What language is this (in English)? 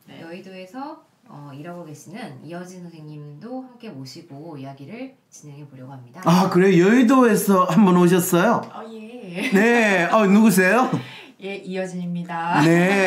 Korean